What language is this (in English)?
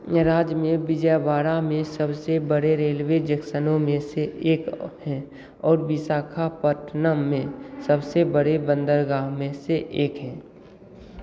Hindi